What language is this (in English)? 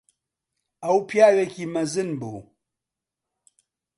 Central Kurdish